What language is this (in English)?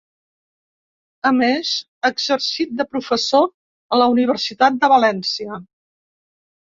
Catalan